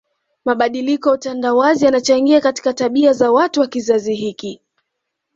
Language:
Swahili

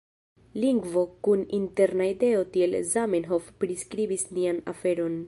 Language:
Esperanto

